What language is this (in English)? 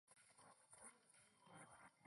Chinese